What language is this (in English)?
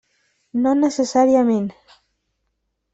Catalan